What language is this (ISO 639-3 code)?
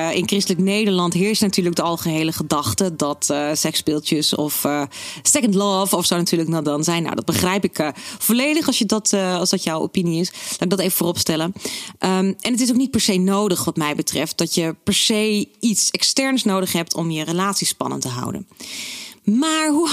nld